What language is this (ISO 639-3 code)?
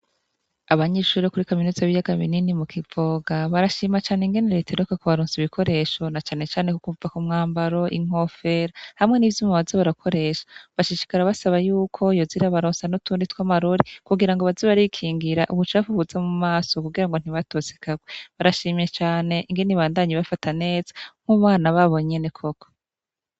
run